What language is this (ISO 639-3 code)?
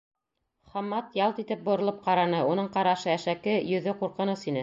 bak